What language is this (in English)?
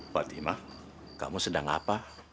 Indonesian